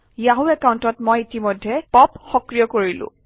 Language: Assamese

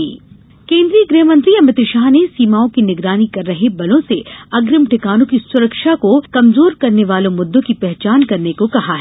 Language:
Hindi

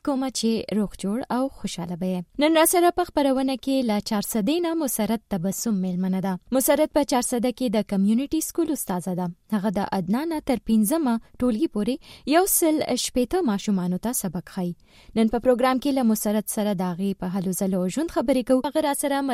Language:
Urdu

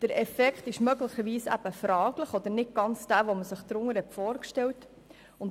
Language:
Swiss German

